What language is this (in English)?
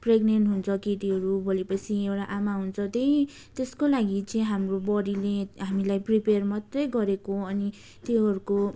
Nepali